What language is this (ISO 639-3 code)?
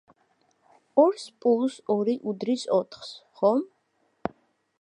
kat